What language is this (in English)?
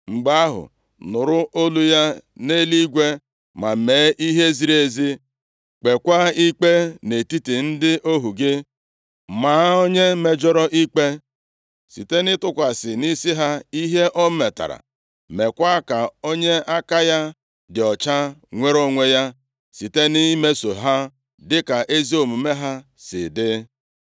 Igbo